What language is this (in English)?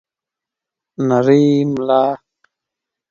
Pashto